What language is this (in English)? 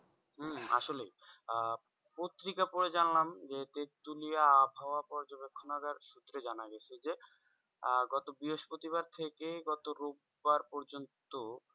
Bangla